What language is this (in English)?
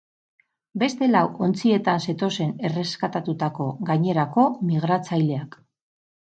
Basque